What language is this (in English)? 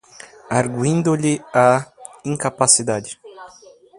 Portuguese